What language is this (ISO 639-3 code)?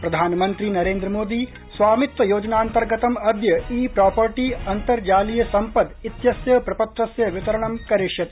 san